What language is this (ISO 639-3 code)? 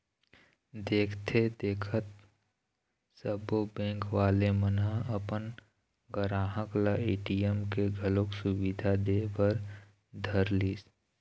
hne